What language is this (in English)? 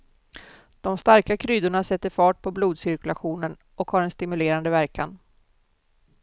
Swedish